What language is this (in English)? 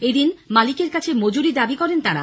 Bangla